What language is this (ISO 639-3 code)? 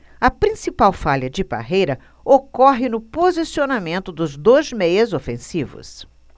por